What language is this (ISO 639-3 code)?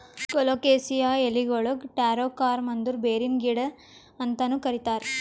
kan